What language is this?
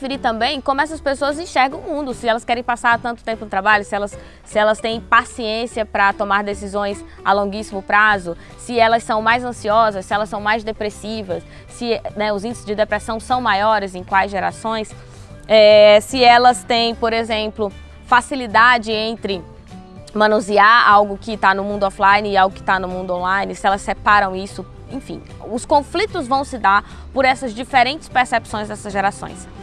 Portuguese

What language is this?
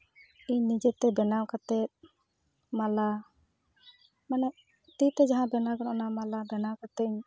Santali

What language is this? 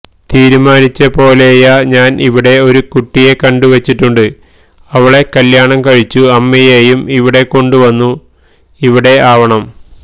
Malayalam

